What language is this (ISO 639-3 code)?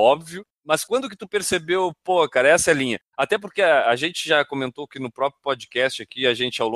por